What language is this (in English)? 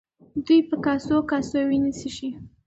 Pashto